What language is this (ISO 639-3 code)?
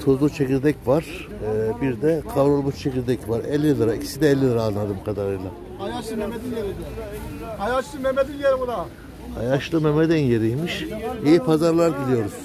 tur